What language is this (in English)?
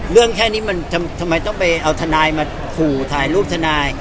Thai